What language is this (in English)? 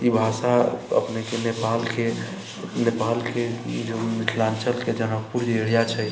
Maithili